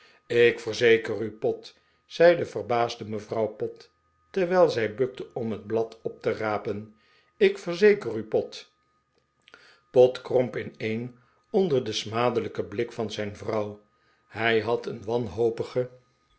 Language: Dutch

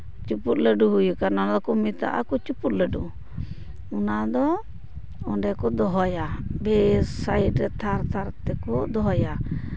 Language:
Santali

